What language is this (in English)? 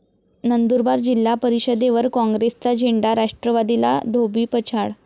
Marathi